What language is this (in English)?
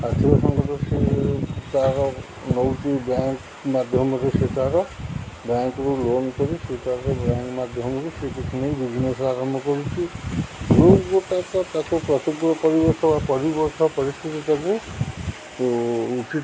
Odia